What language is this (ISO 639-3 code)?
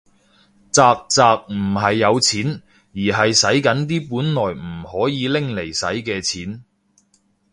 yue